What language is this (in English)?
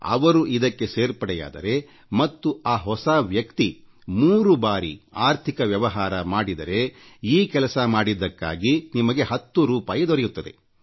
Kannada